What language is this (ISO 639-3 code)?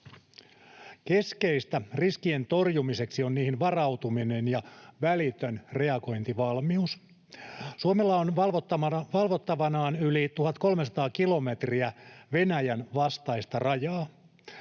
fin